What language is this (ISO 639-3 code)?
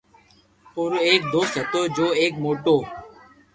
lrk